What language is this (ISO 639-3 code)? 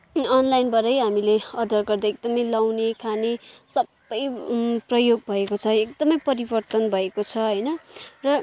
nep